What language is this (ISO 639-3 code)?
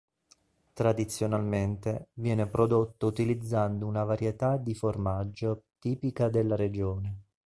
ita